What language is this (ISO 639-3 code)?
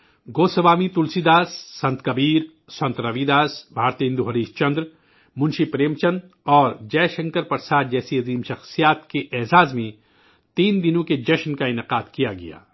urd